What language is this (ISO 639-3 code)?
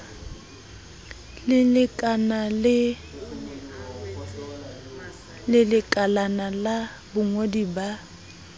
sot